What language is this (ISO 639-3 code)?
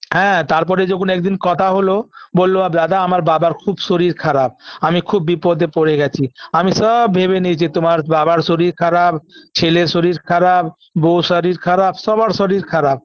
ben